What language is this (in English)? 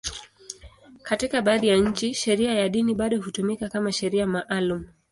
Swahili